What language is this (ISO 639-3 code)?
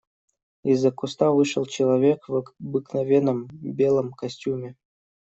rus